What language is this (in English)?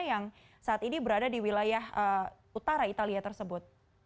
Indonesian